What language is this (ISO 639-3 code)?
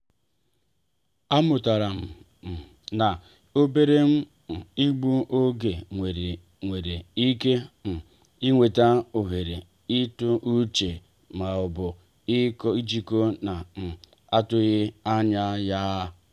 ibo